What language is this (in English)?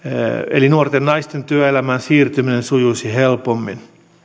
Finnish